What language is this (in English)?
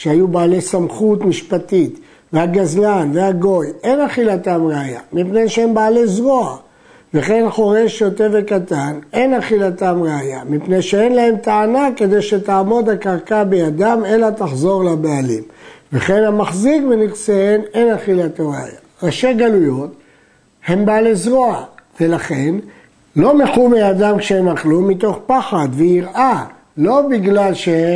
Hebrew